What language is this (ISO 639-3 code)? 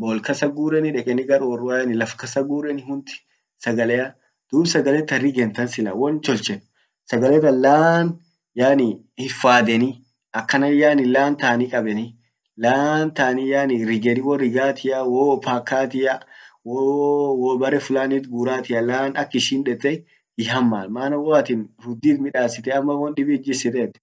orc